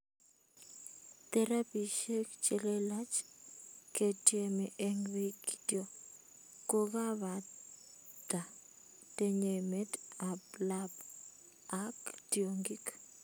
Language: Kalenjin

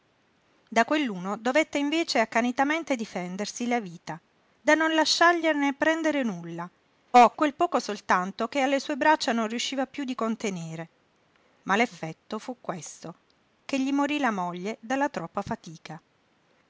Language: Italian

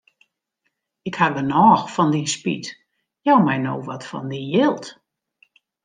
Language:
Western Frisian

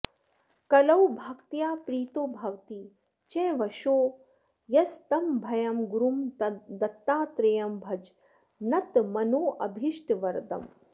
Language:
Sanskrit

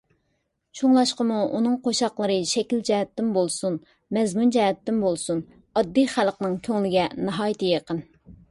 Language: Uyghur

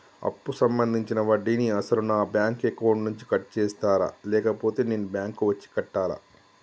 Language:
Telugu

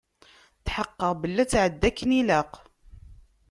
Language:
Kabyle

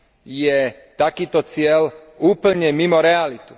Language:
Slovak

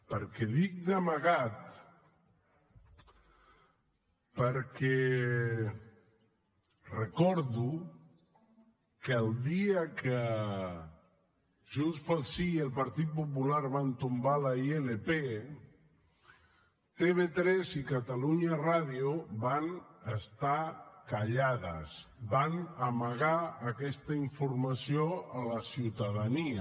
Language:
Catalan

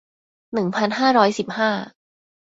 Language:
Thai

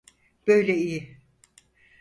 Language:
Turkish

